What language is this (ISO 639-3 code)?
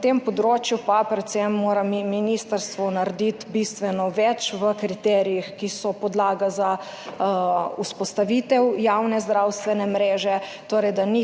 slv